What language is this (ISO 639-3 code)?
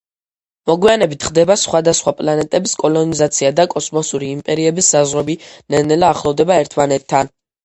kat